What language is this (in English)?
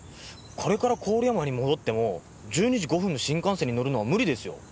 Japanese